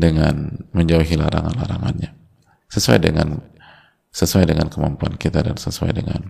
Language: Indonesian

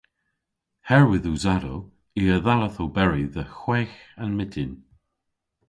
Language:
Cornish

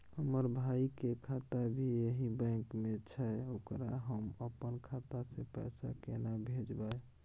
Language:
Maithili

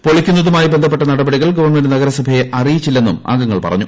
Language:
Malayalam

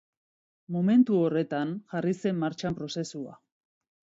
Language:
Basque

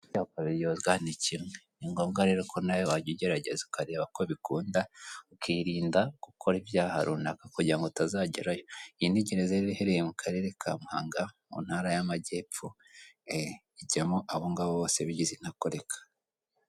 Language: Kinyarwanda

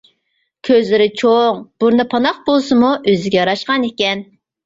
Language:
Uyghur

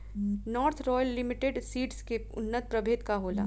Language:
Bhojpuri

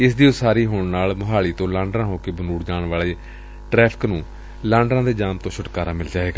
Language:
Punjabi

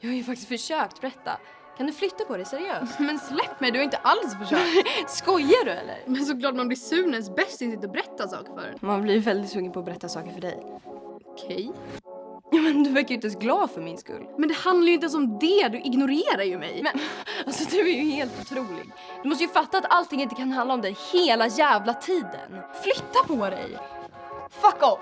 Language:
Swedish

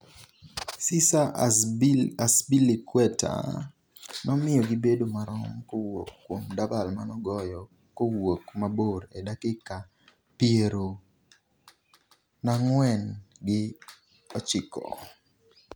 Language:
Luo (Kenya and Tanzania)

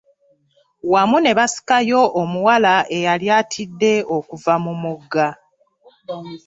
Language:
Ganda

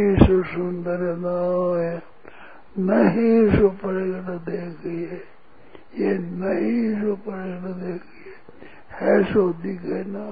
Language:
Hindi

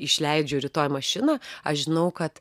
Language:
Lithuanian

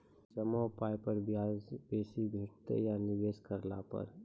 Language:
Maithili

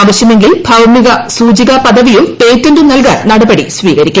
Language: Malayalam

